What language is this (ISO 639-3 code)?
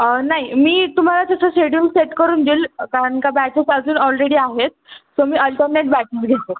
mar